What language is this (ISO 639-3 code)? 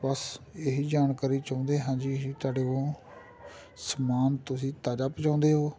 pan